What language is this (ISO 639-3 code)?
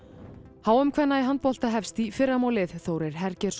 isl